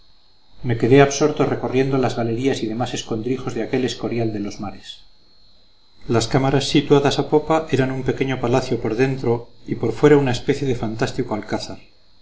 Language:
Spanish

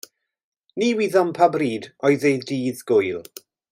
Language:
Welsh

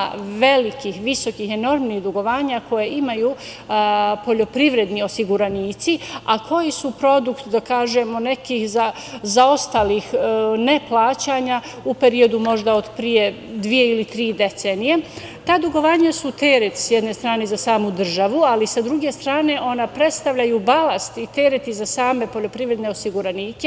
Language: Serbian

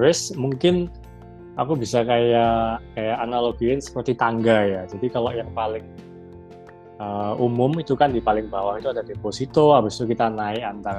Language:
Indonesian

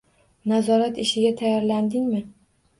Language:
Uzbek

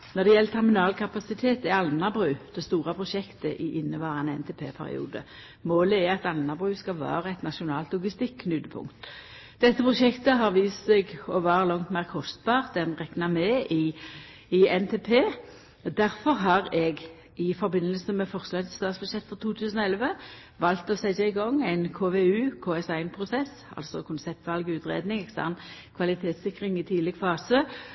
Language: Norwegian Nynorsk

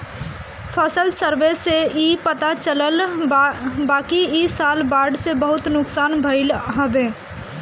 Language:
Bhojpuri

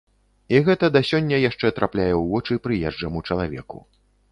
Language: Belarusian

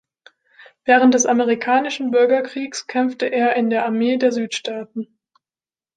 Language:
German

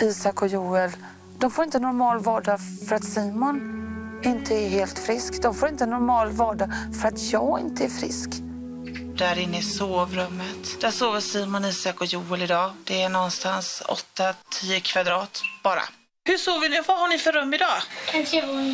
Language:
Swedish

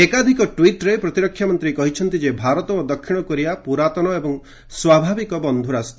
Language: Odia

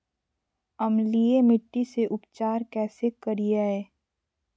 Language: Magahi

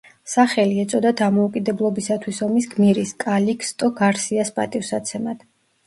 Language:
Georgian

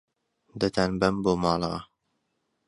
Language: Central Kurdish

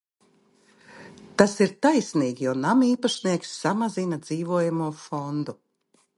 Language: Latvian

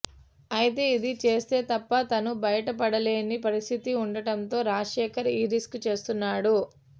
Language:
Telugu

